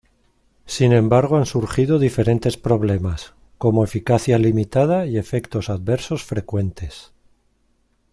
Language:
Spanish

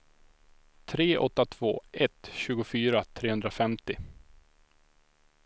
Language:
Swedish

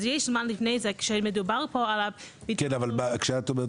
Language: Hebrew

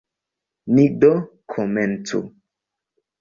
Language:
Esperanto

